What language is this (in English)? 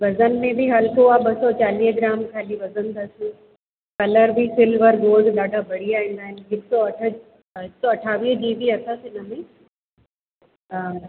Sindhi